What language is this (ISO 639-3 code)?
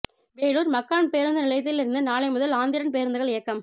tam